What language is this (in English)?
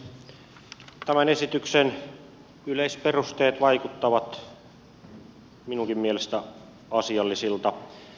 Finnish